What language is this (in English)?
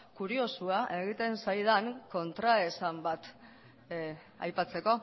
Basque